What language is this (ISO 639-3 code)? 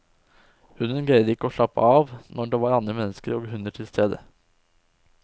nor